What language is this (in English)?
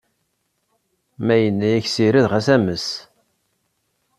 Kabyle